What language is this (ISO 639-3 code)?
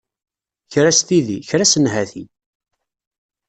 kab